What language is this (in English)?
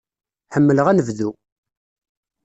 Kabyle